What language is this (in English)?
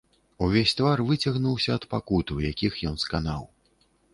Belarusian